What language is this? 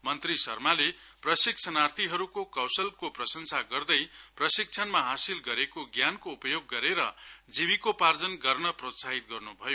Nepali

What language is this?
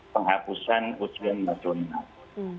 Indonesian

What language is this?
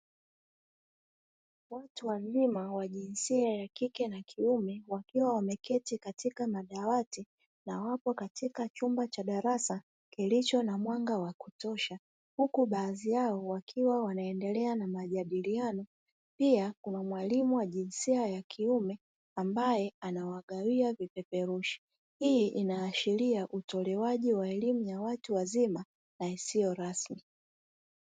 Swahili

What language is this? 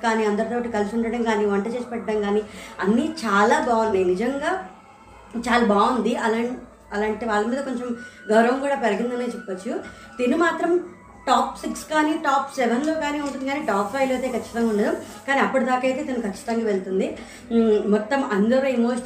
Telugu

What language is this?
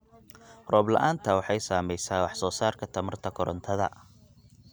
Somali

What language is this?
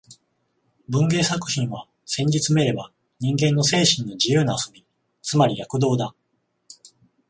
Japanese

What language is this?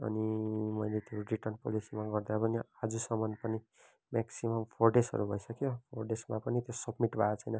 Nepali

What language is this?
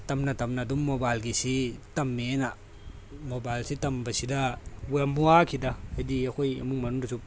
Manipuri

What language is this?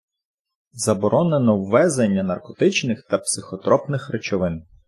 Ukrainian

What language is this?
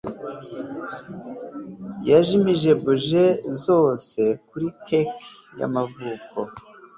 Kinyarwanda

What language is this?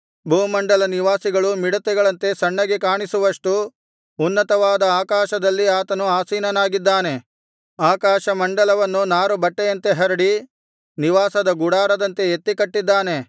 Kannada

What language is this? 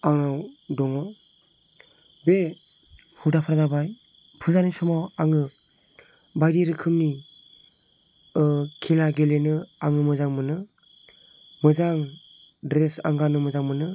Bodo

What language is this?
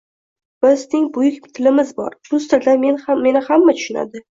Uzbek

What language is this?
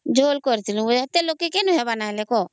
Odia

